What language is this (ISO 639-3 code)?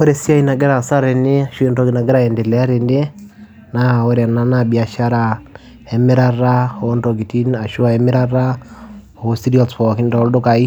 mas